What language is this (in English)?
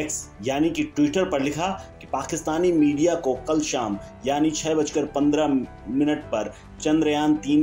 Hindi